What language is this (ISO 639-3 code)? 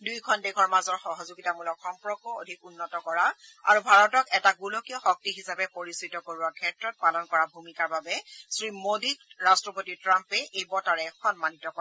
asm